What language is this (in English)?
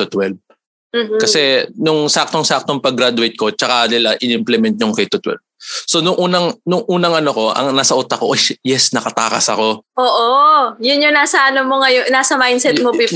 Filipino